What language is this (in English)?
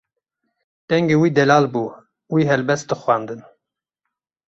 Kurdish